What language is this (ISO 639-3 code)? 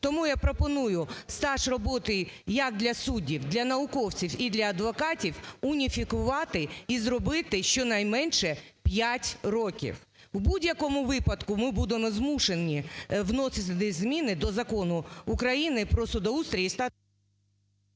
ukr